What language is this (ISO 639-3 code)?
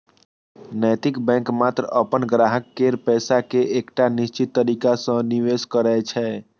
mai